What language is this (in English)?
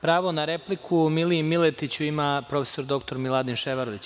Serbian